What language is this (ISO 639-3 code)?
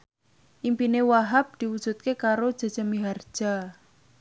jav